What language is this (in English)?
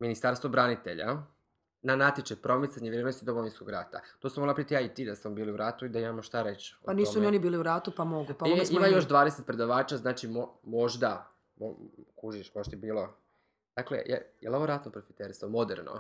Croatian